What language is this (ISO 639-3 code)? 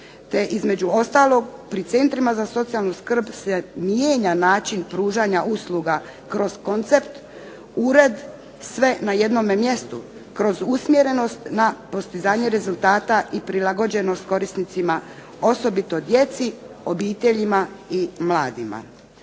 hrv